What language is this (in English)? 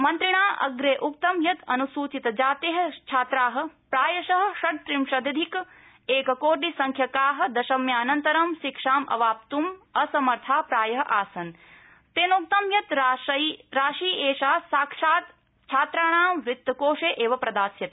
Sanskrit